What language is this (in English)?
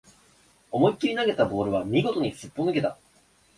Japanese